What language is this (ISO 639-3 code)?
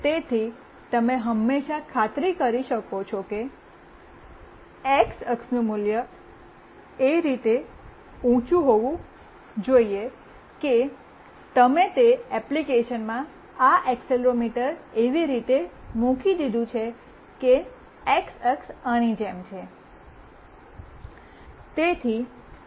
guj